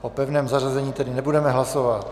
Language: Czech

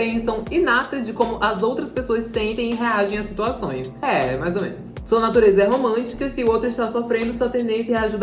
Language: Portuguese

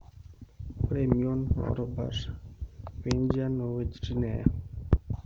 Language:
Masai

